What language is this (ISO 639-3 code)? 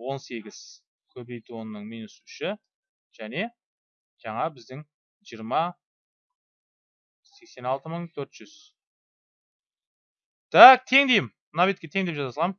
tur